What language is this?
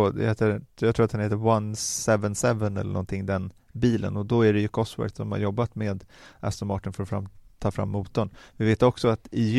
Swedish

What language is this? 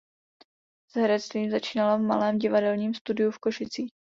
Czech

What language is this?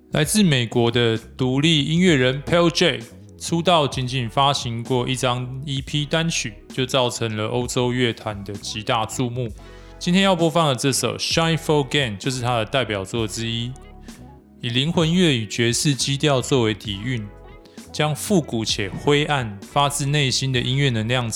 Chinese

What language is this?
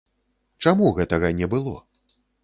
Belarusian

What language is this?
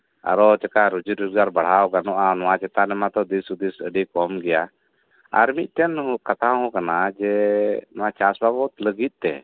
Santali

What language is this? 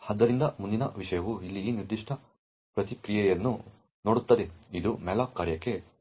Kannada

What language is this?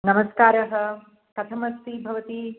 Sanskrit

